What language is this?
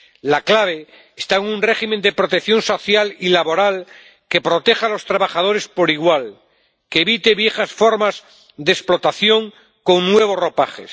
Spanish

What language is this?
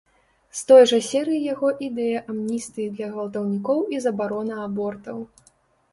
Belarusian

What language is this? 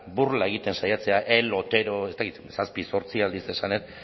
Basque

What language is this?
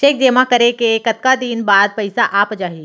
Chhattisgarhi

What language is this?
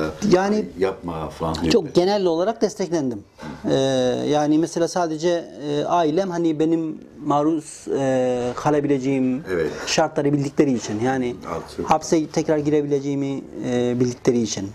Turkish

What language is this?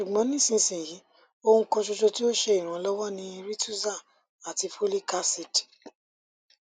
Yoruba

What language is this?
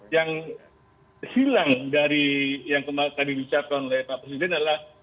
Indonesian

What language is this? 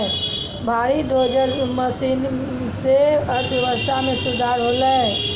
Maithili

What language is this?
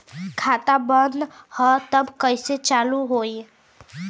Bhojpuri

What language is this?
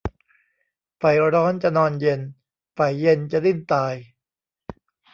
Thai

